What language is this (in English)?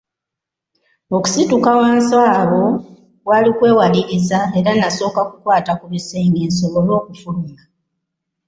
Ganda